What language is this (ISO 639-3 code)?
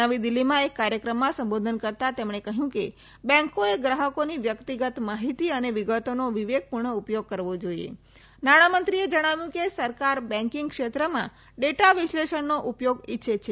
guj